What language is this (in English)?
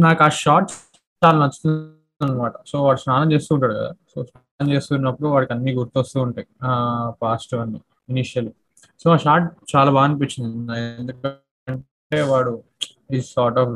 Telugu